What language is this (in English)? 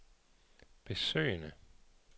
Danish